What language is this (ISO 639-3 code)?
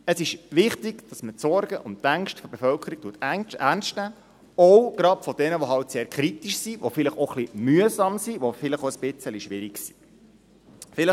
gsw